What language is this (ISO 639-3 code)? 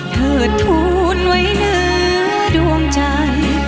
tha